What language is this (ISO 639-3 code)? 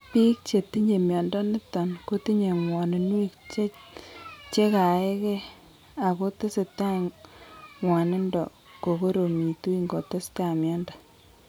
kln